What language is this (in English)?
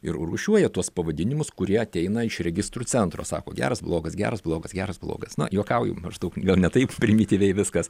Lithuanian